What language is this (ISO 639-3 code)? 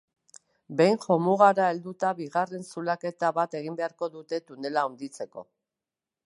eus